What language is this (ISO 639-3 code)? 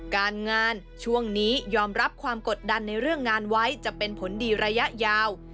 tha